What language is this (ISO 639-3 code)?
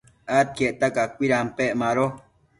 mcf